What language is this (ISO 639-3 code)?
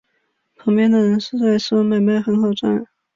zho